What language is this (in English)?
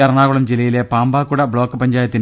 Malayalam